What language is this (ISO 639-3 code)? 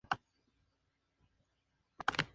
spa